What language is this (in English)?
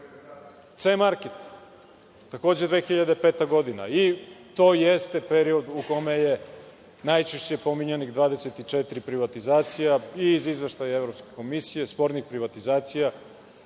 Serbian